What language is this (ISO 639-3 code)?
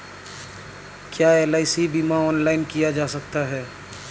hin